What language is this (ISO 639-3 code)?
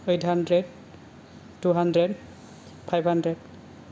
brx